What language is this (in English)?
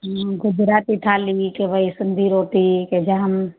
Sindhi